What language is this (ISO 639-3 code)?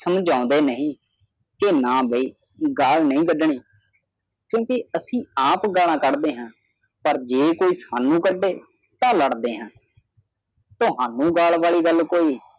pan